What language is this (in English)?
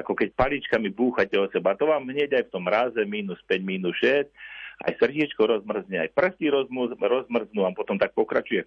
Slovak